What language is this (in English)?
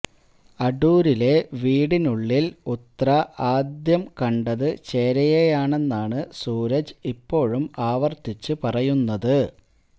Malayalam